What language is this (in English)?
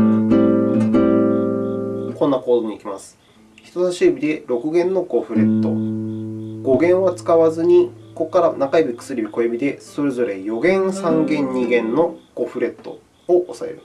Japanese